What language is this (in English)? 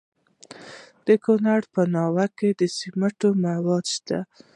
Pashto